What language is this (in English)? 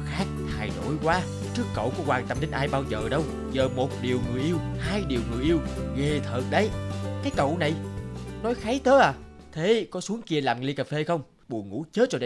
Vietnamese